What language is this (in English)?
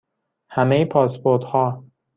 Persian